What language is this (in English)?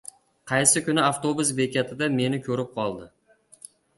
Uzbek